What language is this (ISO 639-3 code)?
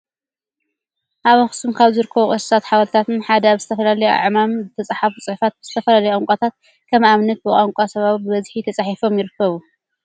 tir